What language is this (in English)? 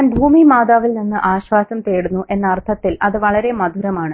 Malayalam